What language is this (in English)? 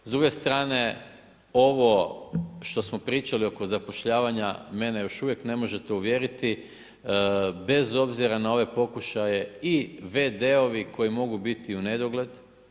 Croatian